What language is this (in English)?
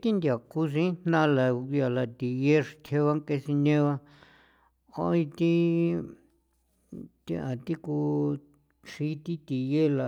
San Felipe Otlaltepec Popoloca